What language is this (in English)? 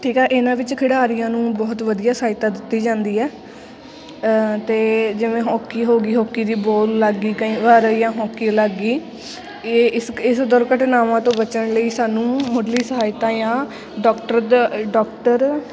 Punjabi